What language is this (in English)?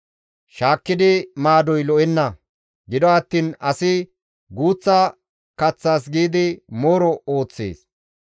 Gamo